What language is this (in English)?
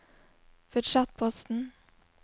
Norwegian